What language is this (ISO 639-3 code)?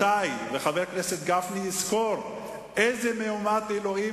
heb